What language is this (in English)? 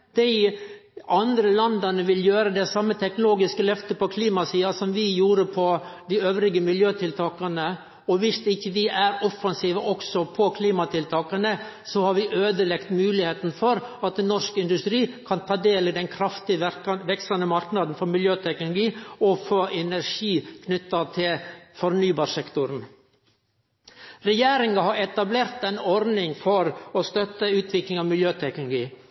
Norwegian Nynorsk